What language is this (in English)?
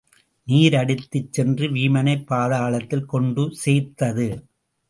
Tamil